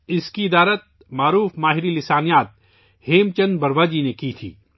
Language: Urdu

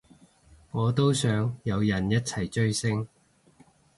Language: Cantonese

